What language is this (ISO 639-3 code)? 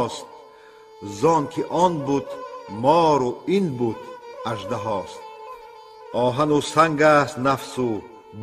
fas